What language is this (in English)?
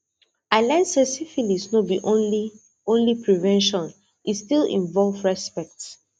Nigerian Pidgin